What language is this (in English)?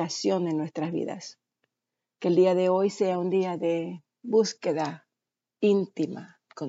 Spanish